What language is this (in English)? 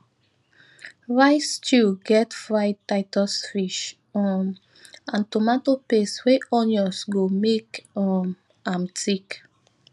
Nigerian Pidgin